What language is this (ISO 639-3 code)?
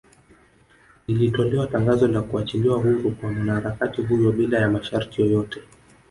swa